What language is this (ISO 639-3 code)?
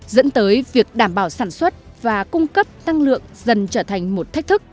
vie